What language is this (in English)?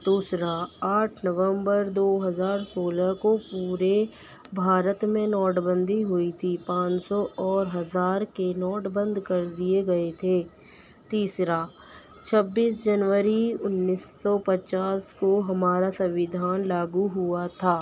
Urdu